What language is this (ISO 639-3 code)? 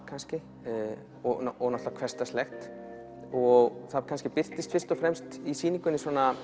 isl